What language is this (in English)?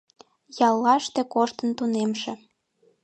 Mari